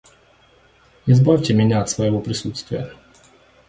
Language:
Russian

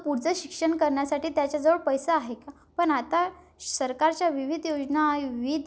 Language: Marathi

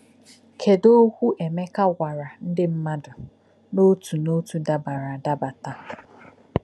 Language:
Igbo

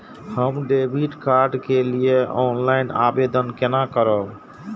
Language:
Maithili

